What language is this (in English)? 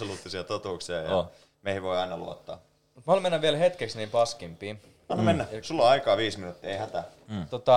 Finnish